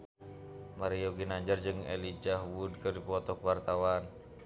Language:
Sundanese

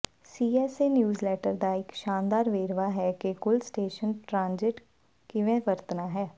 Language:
Punjabi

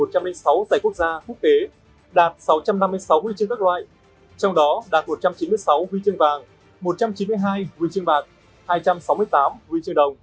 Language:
Vietnamese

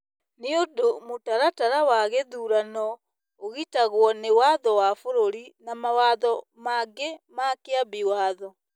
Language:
Kikuyu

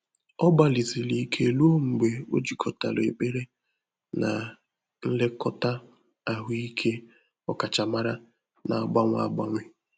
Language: Igbo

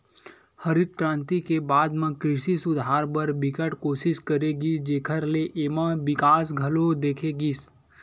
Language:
Chhattisgarhi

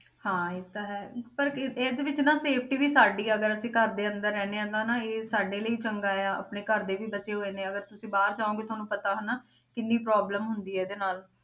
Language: Punjabi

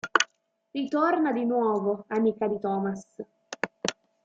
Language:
Italian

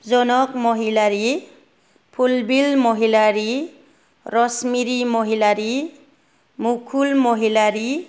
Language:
Bodo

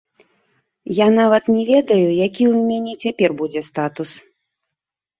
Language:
Belarusian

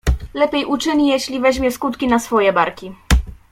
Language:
Polish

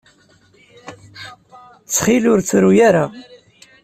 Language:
Kabyle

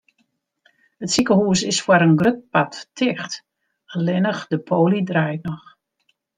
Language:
Western Frisian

